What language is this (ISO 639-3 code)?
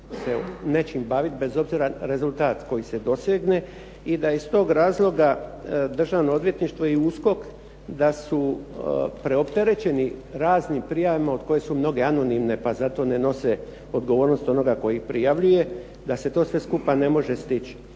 hrv